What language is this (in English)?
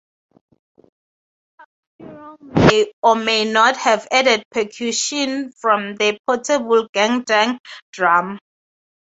English